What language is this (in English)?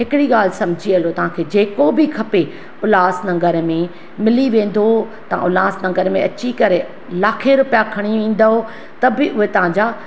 Sindhi